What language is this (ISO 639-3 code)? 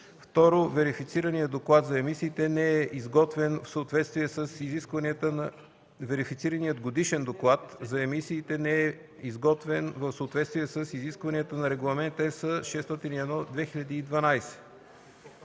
bul